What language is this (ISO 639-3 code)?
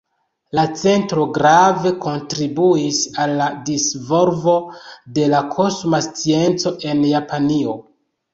epo